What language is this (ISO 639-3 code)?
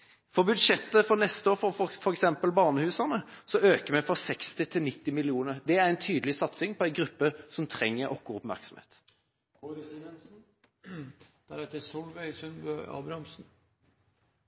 nob